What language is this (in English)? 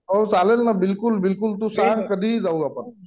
Marathi